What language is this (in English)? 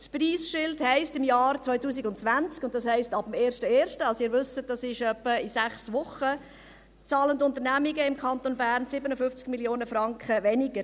Swiss German